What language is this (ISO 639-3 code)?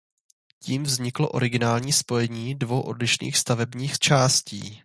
ces